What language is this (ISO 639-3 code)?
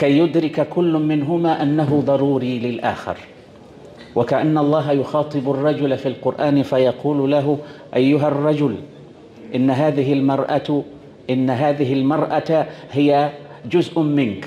ara